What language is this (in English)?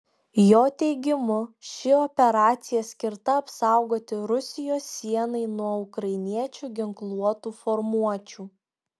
Lithuanian